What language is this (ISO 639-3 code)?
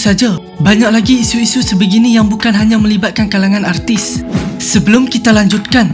msa